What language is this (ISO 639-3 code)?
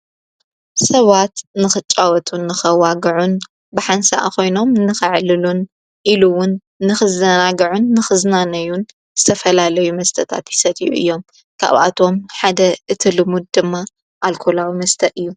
tir